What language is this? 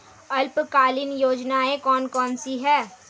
Hindi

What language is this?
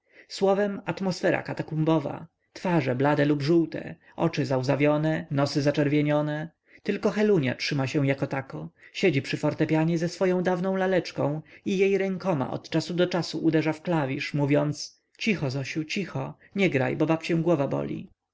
Polish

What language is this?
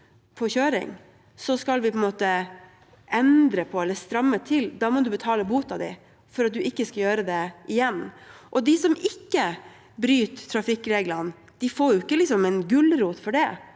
Norwegian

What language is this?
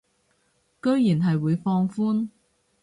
Cantonese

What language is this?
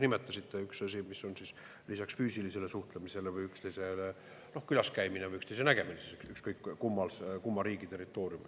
Estonian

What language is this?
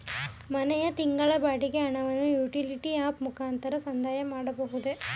Kannada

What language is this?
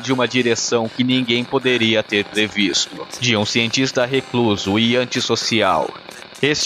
Portuguese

